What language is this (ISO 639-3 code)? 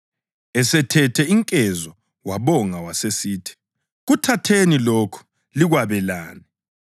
nde